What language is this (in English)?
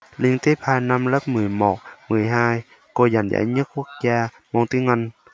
Vietnamese